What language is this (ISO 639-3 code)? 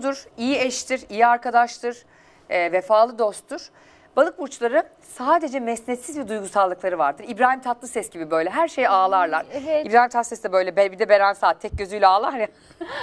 tur